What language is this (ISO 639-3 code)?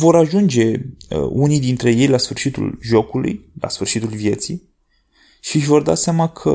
ron